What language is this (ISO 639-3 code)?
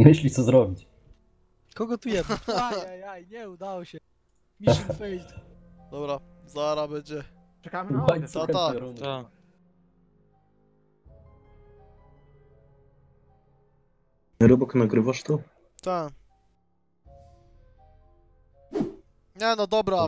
pol